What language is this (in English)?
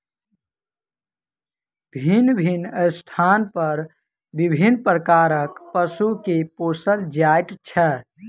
Maithili